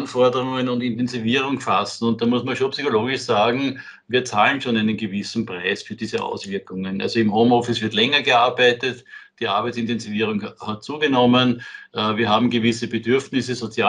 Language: German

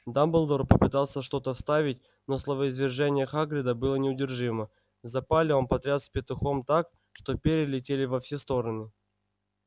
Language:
Russian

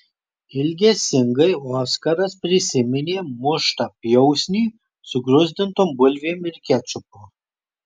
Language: Lithuanian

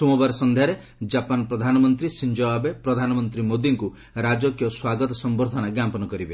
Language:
Odia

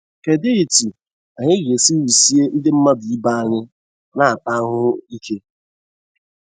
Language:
Igbo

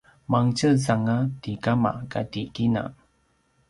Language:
Paiwan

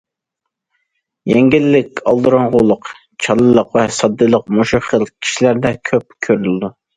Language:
Uyghur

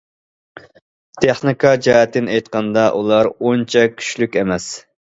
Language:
Uyghur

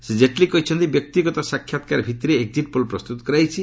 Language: Odia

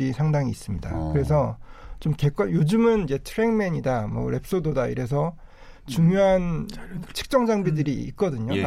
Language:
Korean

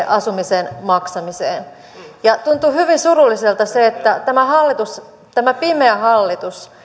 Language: Finnish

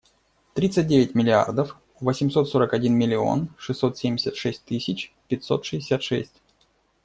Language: Russian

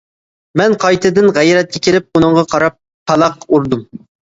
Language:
Uyghur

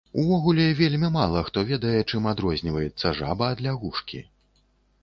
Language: Belarusian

